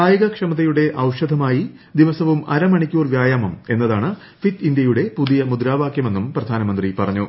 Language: Malayalam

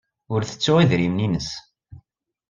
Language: Kabyle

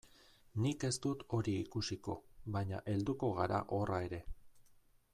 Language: Basque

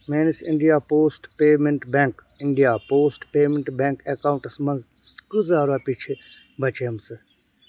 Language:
Kashmiri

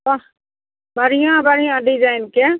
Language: Maithili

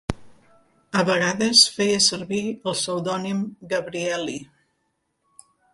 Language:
Catalan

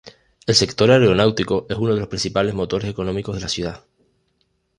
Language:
Spanish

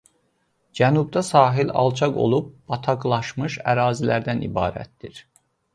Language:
Azerbaijani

